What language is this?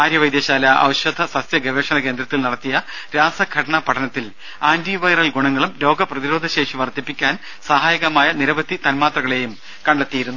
Malayalam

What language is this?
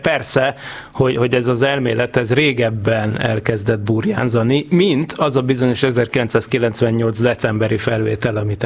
Hungarian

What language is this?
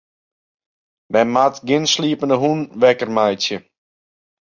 Western Frisian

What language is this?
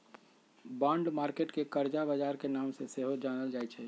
Magahi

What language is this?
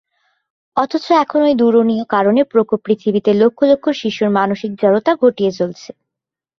Bangla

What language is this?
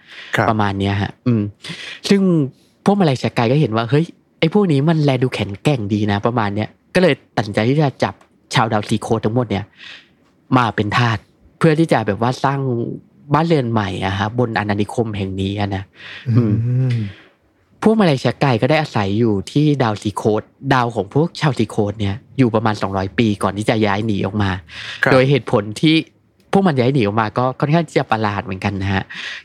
Thai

